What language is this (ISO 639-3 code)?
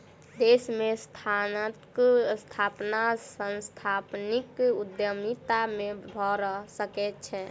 mai